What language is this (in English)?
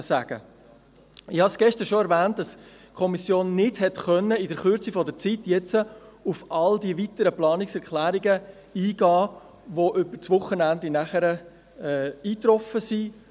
Swiss German